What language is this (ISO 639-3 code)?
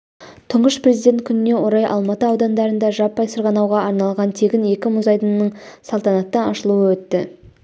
kaz